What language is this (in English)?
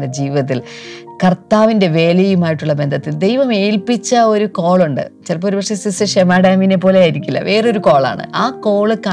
Malayalam